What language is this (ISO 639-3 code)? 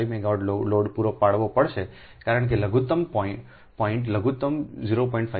guj